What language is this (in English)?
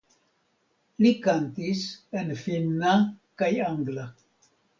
Esperanto